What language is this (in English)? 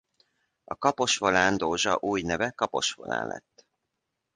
Hungarian